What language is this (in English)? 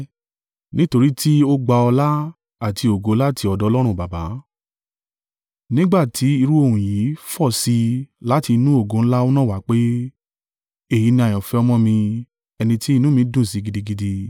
Yoruba